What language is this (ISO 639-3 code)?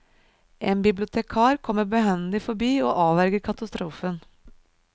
nor